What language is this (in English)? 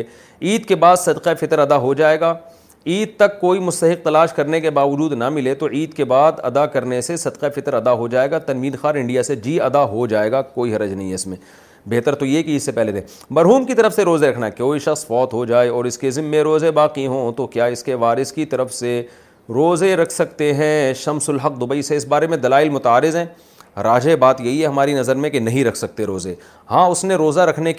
Urdu